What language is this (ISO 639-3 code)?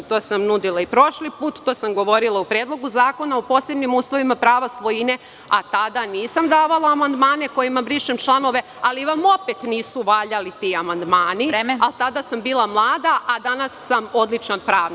srp